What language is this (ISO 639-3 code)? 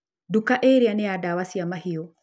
kik